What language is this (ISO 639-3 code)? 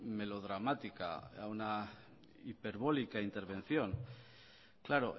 spa